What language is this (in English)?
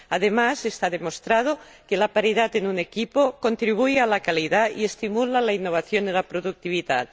Spanish